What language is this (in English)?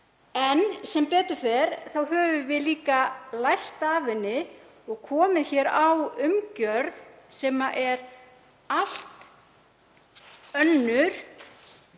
Icelandic